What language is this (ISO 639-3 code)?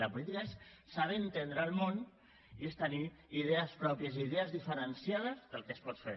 cat